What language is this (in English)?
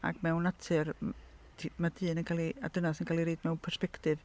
Welsh